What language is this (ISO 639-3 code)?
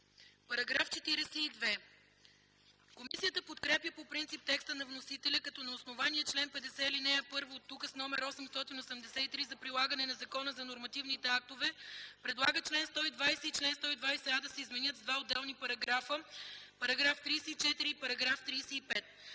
bul